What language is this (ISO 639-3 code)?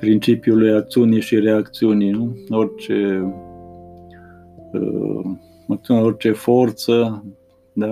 ron